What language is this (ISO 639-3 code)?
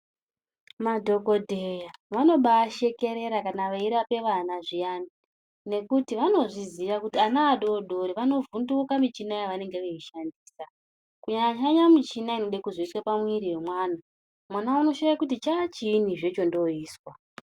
ndc